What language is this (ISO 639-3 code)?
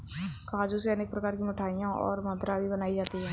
hin